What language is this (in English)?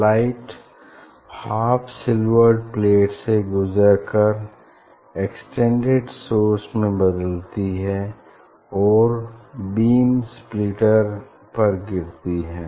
Hindi